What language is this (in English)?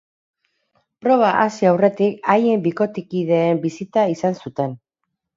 Basque